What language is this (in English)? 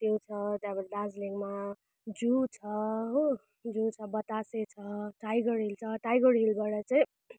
Nepali